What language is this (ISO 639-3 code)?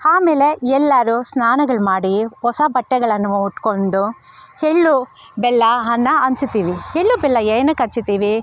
kan